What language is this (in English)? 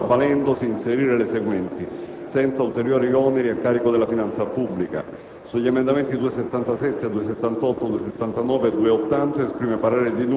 Italian